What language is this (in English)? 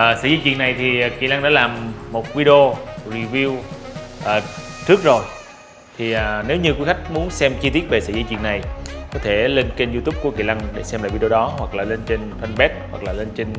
Vietnamese